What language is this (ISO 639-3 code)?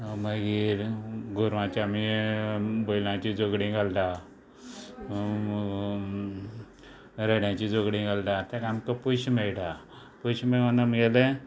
kok